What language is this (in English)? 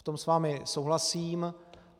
Czech